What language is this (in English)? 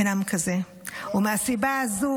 Hebrew